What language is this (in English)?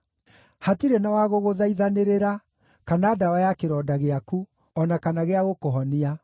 Kikuyu